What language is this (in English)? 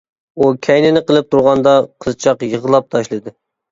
Uyghur